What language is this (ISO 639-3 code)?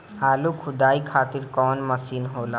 bho